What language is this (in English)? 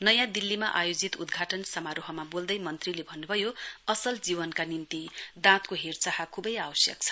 Nepali